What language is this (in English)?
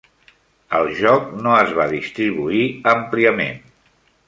Catalan